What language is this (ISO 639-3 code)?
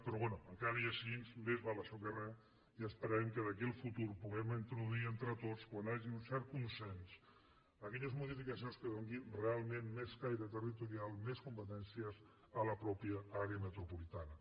cat